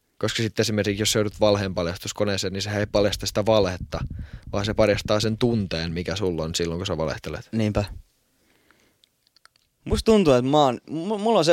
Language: Finnish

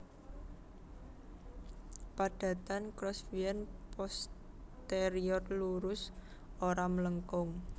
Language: Javanese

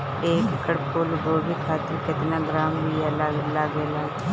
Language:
Bhojpuri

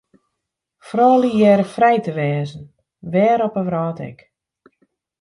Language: Western Frisian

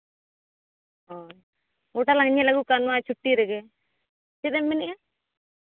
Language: Santali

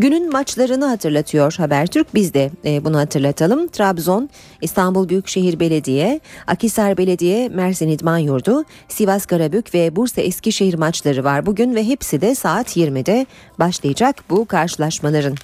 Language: Turkish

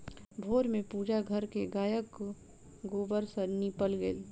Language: Maithili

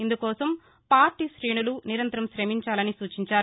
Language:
Telugu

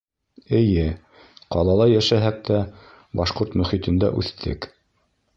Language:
Bashkir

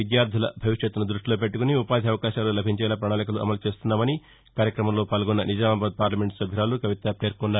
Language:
Telugu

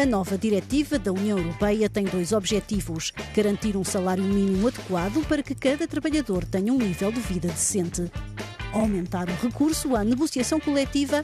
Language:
Portuguese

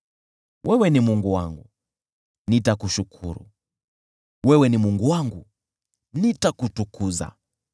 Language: Swahili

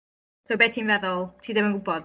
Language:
Welsh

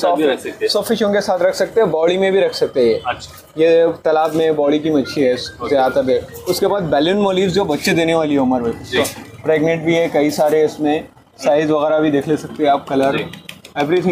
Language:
Hindi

